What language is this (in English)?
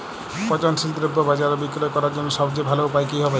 Bangla